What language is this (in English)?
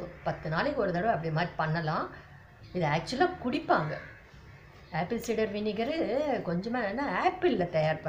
Hindi